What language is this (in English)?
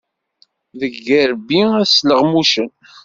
Kabyle